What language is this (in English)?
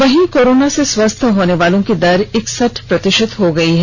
Hindi